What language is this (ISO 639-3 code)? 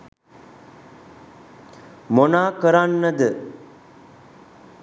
sin